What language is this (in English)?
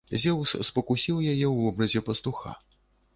Belarusian